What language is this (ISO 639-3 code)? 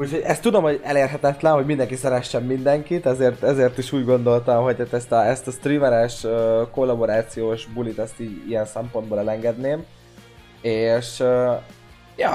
hun